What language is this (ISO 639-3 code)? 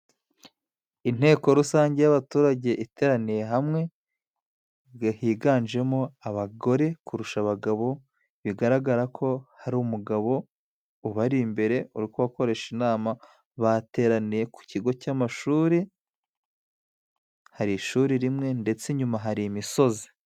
kin